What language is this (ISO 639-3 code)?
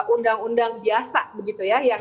ind